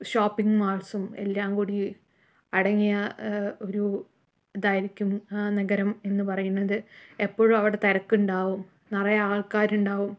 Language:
Malayalam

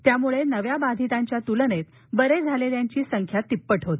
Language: Marathi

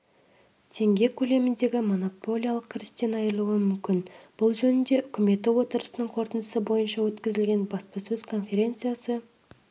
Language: Kazakh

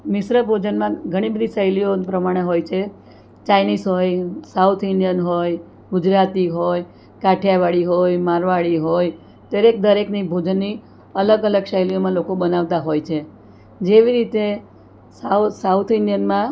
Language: Gujarati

